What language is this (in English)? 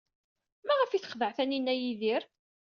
Kabyle